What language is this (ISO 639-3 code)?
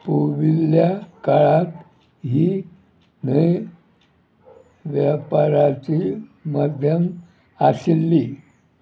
kok